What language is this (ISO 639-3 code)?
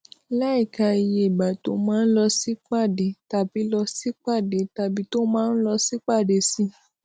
yor